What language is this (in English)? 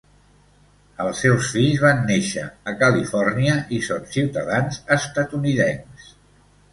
Catalan